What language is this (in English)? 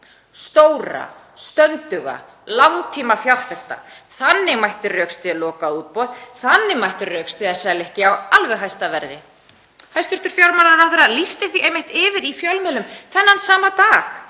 Icelandic